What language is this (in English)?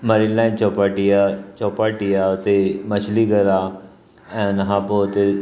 Sindhi